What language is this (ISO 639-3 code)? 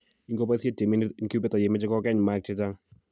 kln